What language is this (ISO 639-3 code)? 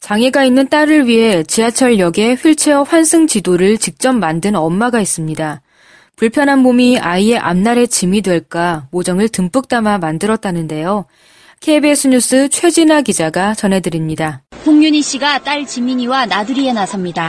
kor